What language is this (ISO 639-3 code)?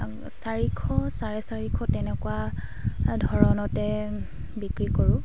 asm